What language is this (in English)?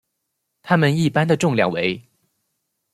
Chinese